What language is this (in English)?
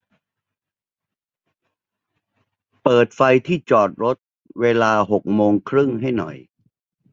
Thai